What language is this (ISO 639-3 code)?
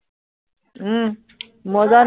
asm